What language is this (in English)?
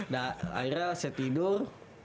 Indonesian